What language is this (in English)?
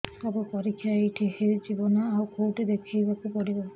Odia